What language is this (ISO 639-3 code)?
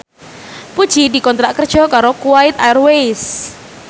jav